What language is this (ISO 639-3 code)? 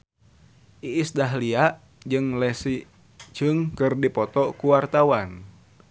sun